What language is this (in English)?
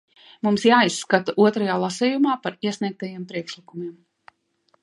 Latvian